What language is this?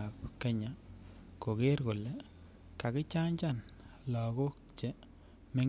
Kalenjin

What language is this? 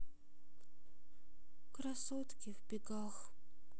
Russian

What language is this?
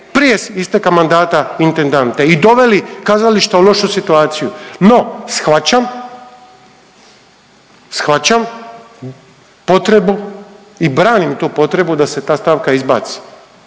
Croatian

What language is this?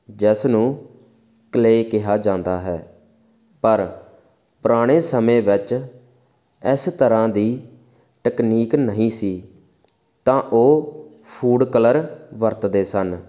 Punjabi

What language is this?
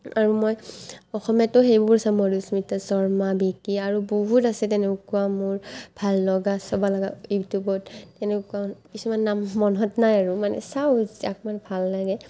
Assamese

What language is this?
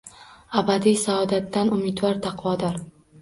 Uzbek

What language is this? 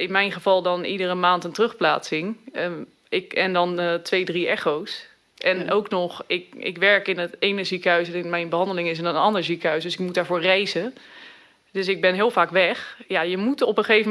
Dutch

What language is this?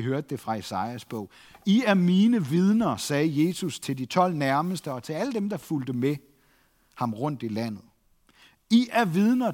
Danish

